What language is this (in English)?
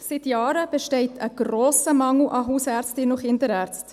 Swiss German